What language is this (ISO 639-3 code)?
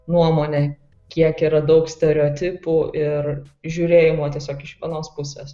lit